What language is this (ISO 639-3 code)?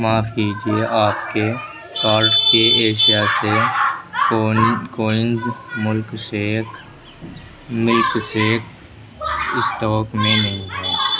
urd